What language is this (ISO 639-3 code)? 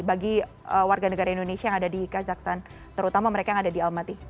ind